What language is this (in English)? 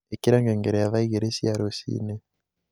Kikuyu